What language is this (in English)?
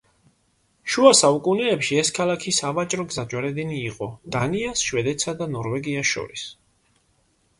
Georgian